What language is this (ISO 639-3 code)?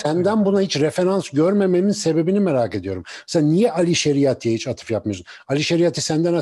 tur